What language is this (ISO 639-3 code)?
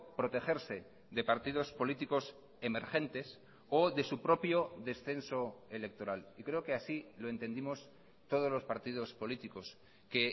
spa